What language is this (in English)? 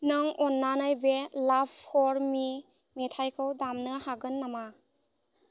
Bodo